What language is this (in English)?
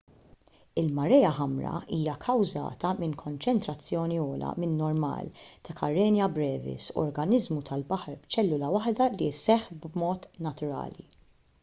Maltese